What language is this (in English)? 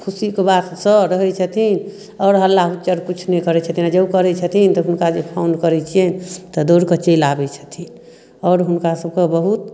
Maithili